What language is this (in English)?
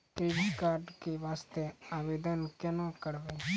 Maithili